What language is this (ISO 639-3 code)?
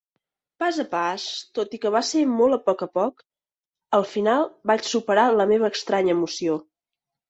cat